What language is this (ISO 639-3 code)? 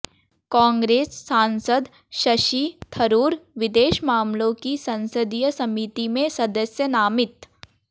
hin